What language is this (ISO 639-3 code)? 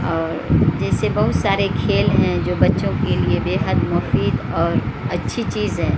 urd